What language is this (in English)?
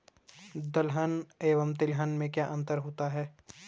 Hindi